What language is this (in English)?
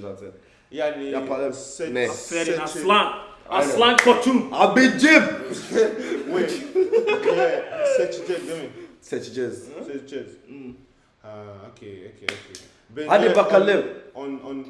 Turkish